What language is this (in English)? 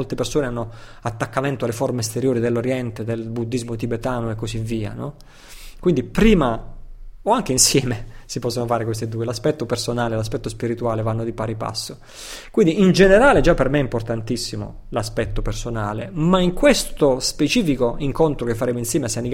Italian